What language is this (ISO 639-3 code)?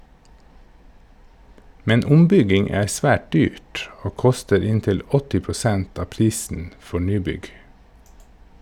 nor